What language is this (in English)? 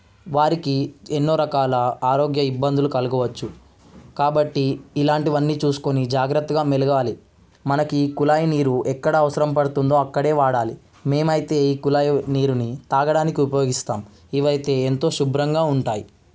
Telugu